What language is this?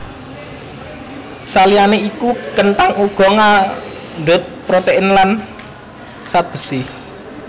Javanese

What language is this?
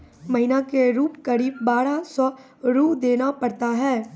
Maithili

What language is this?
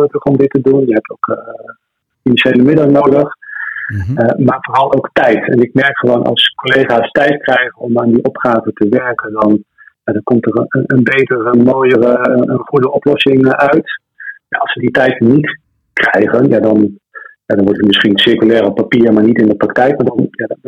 Dutch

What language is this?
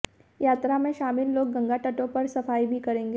Hindi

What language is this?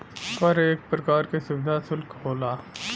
Bhojpuri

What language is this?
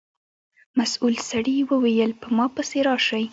Pashto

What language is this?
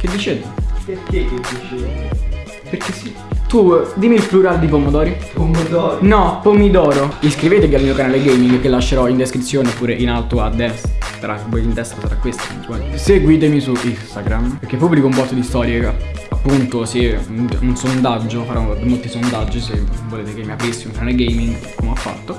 Italian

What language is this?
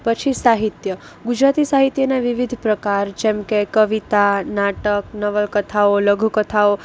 Gujarati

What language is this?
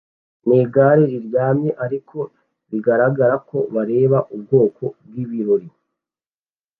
Kinyarwanda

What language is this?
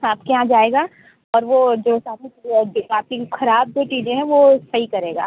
Hindi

